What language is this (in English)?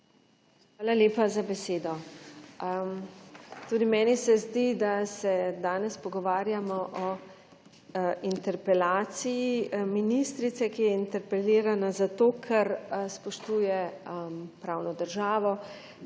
Slovenian